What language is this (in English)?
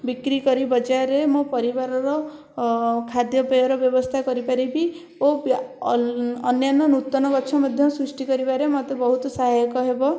Odia